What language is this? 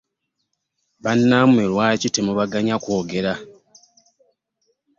Ganda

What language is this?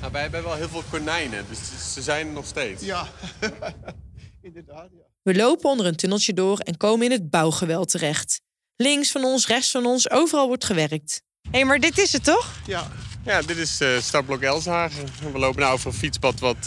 Dutch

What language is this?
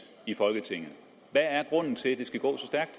Danish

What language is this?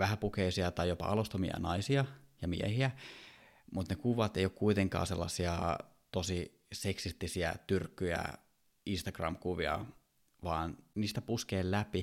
Finnish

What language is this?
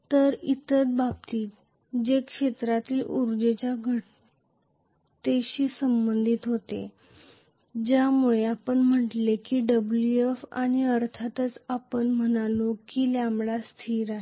Marathi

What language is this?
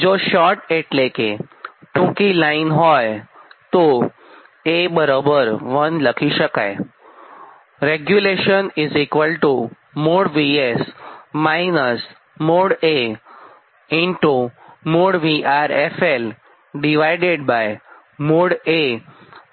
Gujarati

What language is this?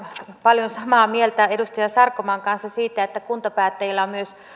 Finnish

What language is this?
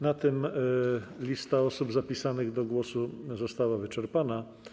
Polish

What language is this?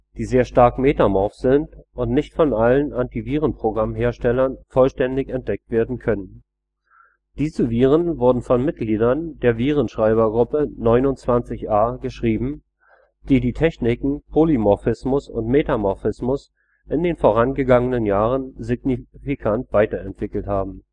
German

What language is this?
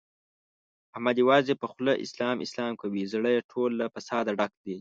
Pashto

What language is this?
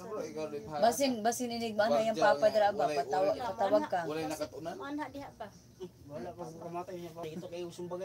Filipino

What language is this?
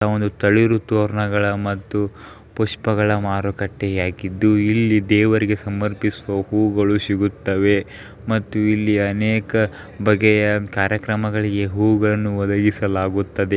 Kannada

